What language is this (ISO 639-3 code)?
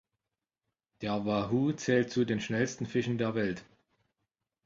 deu